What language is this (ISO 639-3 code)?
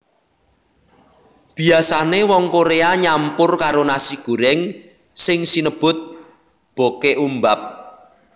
jav